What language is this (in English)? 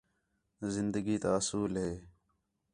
Khetrani